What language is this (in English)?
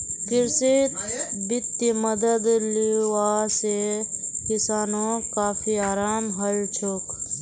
Magahi